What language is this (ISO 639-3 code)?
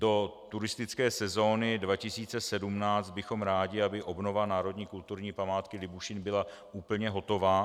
ces